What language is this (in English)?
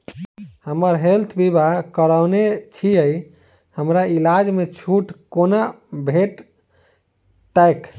Maithili